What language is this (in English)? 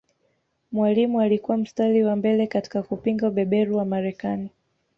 Swahili